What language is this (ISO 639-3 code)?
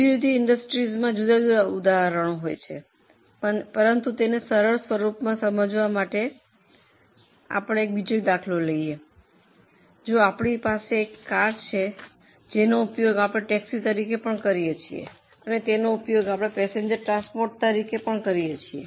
guj